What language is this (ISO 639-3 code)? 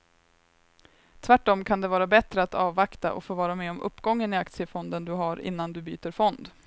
swe